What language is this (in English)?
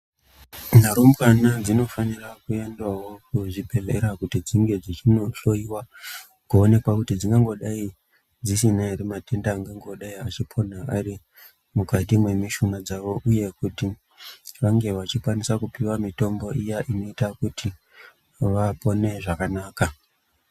Ndau